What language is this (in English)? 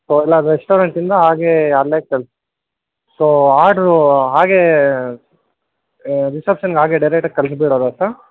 Kannada